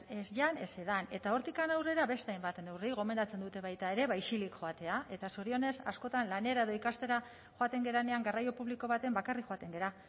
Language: Basque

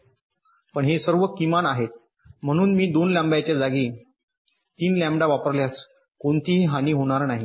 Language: Marathi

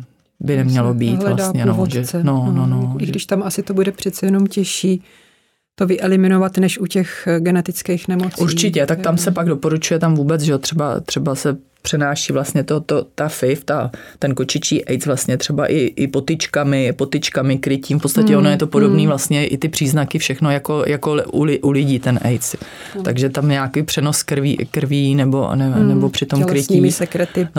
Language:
Czech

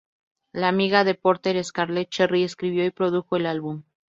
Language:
Spanish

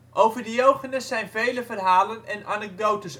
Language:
Dutch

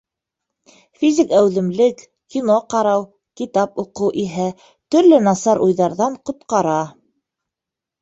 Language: Bashkir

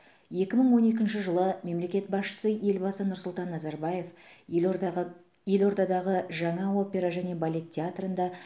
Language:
Kazakh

